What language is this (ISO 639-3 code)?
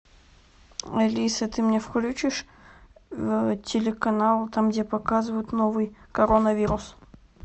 rus